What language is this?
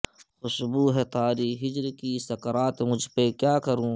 Urdu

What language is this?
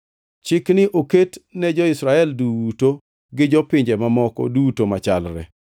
Luo (Kenya and Tanzania)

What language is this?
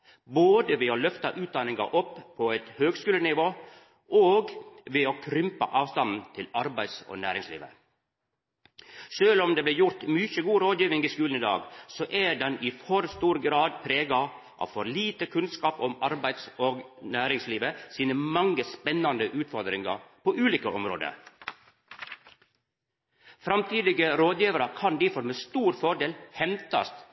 Norwegian Nynorsk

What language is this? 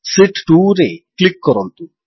Odia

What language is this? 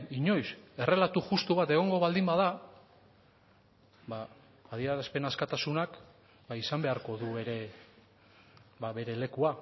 Basque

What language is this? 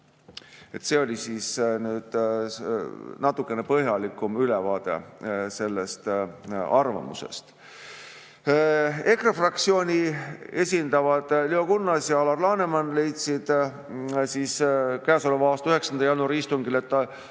Estonian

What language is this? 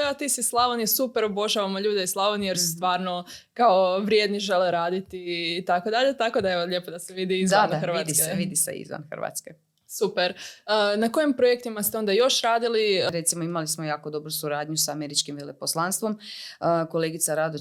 Croatian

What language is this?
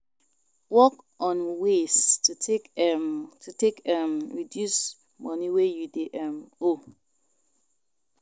Nigerian Pidgin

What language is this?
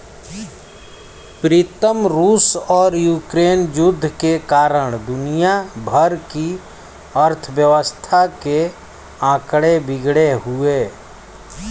Hindi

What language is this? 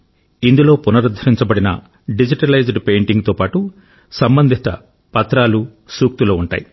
Telugu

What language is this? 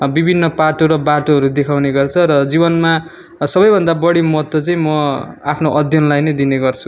Nepali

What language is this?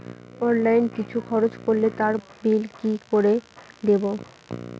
Bangla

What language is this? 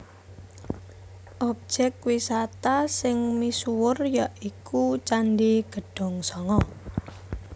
Javanese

